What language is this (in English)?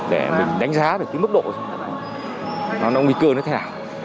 Vietnamese